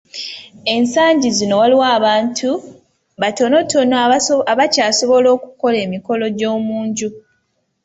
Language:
Ganda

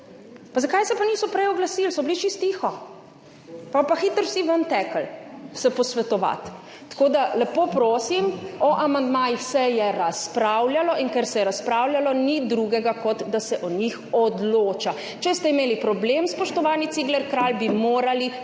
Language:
Slovenian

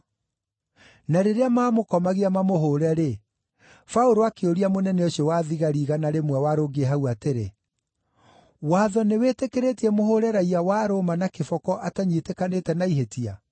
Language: Kikuyu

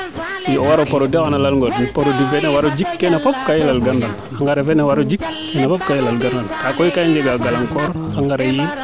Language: Serer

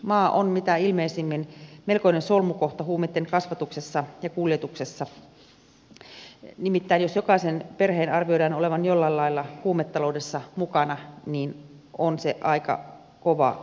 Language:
Finnish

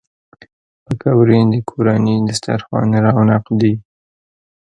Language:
Pashto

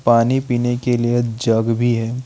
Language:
Hindi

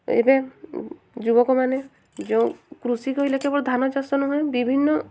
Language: Odia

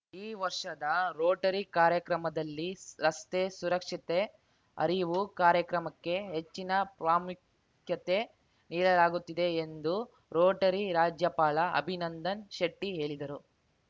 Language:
Kannada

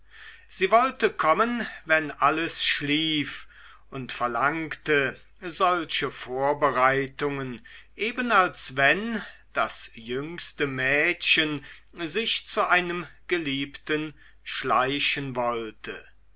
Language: German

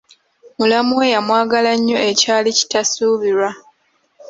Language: Ganda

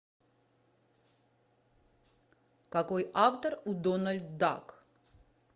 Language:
Russian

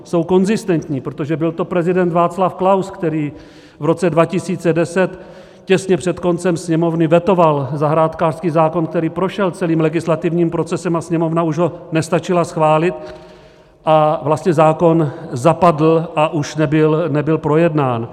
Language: Czech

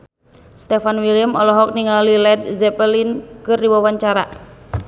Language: Sundanese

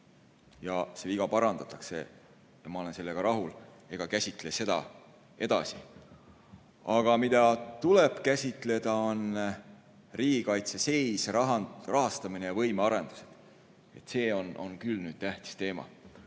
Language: Estonian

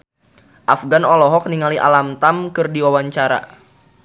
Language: Sundanese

